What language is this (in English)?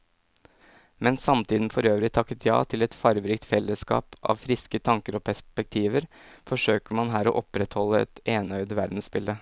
Norwegian